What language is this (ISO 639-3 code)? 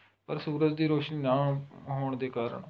pan